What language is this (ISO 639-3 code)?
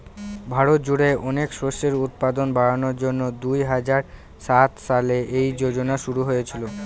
ben